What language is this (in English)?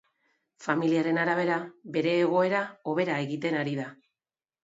Basque